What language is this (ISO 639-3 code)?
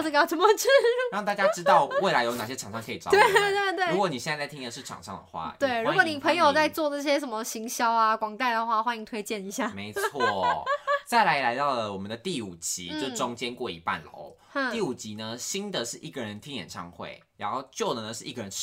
zho